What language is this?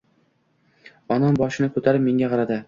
Uzbek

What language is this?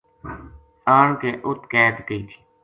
Gujari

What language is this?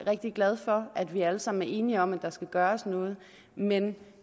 Danish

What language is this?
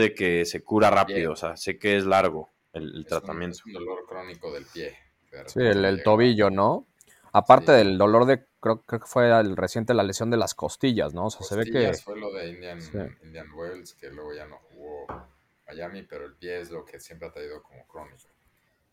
Spanish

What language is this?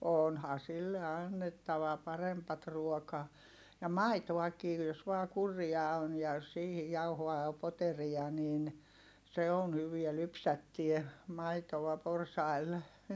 Finnish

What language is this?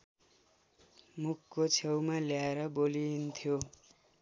Nepali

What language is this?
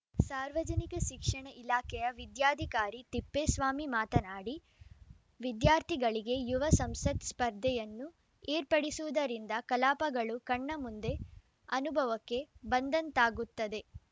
Kannada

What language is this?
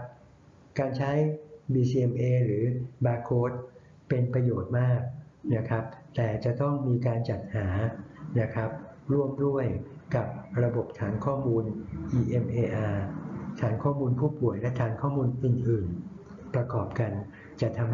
Thai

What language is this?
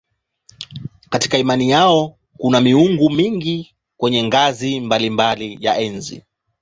Swahili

